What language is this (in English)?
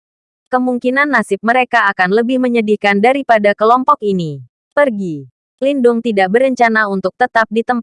Indonesian